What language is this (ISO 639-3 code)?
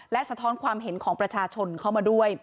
tha